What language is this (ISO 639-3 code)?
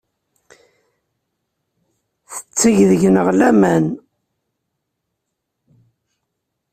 kab